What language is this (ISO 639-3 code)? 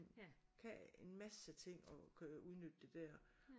dan